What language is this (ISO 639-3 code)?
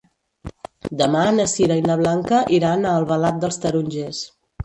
cat